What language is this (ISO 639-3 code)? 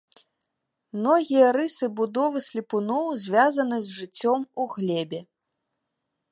bel